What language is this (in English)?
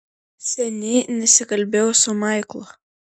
Lithuanian